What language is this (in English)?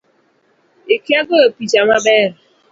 Luo (Kenya and Tanzania)